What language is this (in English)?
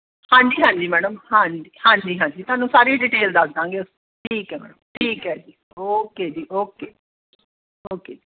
Punjabi